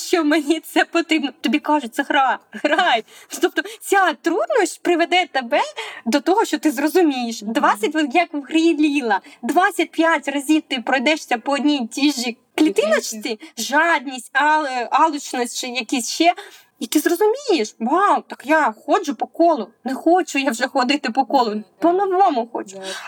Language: Ukrainian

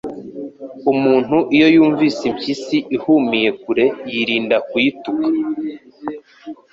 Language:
Kinyarwanda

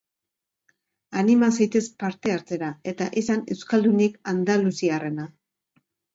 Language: Basque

